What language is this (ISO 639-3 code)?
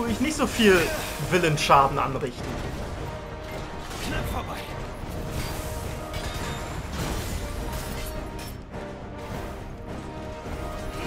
deu